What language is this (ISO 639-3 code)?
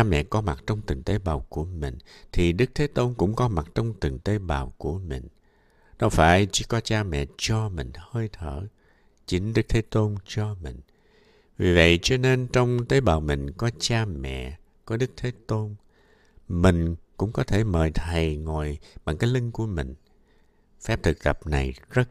vie